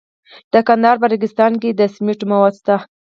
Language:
Pashto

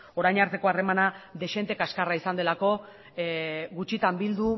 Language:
Basque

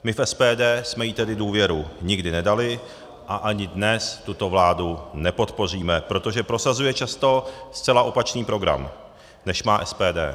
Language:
Czech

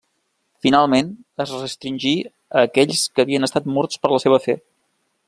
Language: Catalan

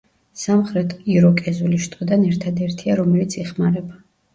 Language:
Georgian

